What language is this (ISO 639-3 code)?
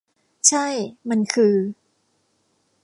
tha